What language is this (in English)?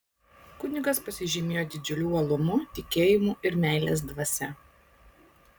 Lithuanian